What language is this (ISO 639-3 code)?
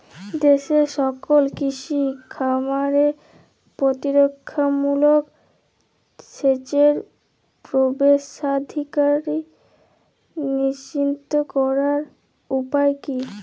ben